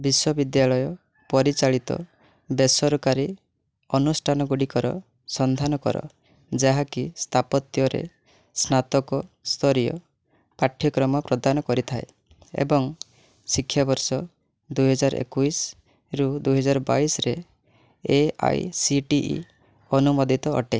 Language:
Odia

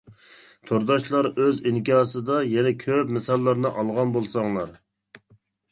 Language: Uyghur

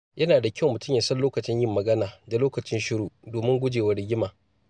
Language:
Hausa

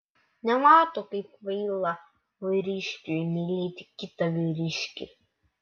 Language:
Lithuanian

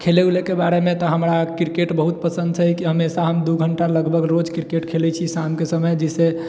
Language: Maithili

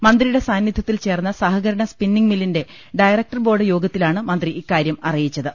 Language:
Malayalam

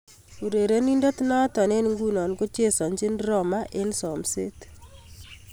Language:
Kalenjin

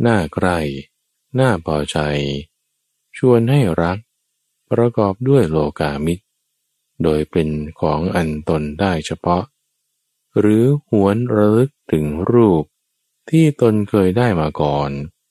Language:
Thai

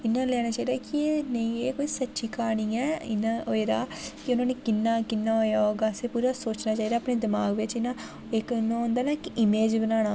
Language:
Dogri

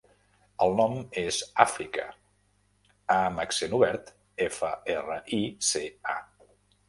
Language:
Catalan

